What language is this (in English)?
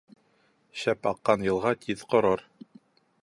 Bashkir